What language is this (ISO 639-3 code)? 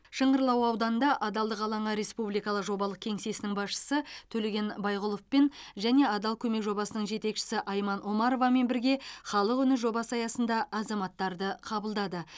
kaz